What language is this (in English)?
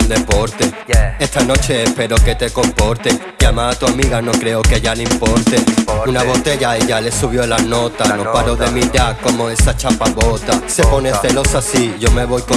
Italian